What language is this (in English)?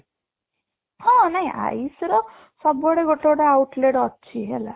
Odia